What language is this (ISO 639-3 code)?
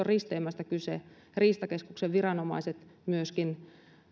fin